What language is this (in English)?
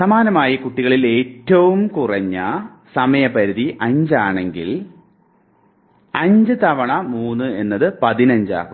Malayalam